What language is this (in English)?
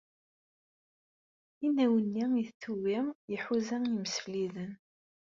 Kabyle